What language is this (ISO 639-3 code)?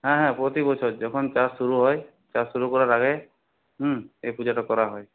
ben